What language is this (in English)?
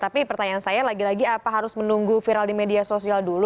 Indonesian